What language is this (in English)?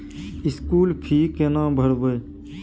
Maithili